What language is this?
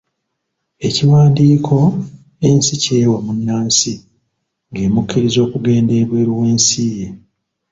Ganda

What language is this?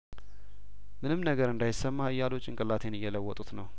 Amharic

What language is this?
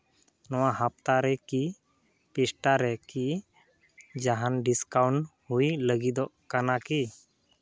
Santali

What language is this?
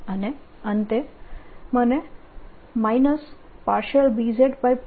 Gujarati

